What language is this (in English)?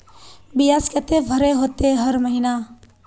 Magahi